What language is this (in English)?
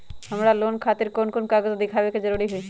Magahi